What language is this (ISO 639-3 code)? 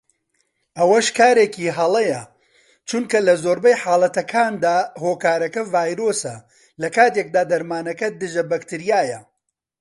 ckb